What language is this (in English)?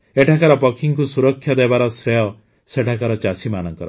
Odia